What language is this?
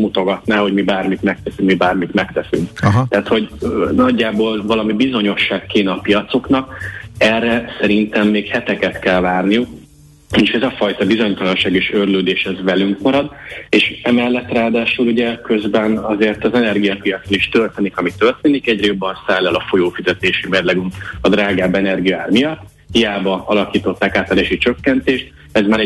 Hungarian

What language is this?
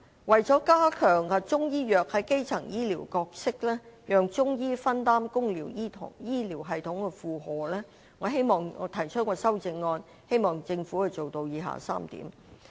Cantonese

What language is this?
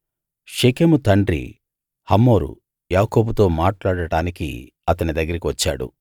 Telugu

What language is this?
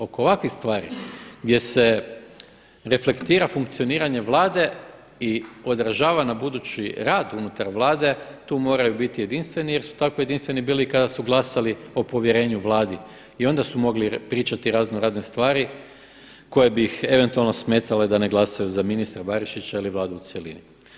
Croatian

